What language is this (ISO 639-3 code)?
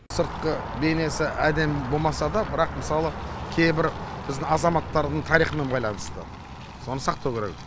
kaz